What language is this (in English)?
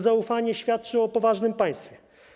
Polish